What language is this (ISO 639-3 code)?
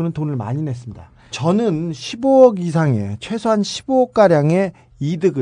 kor